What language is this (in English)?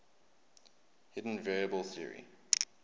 English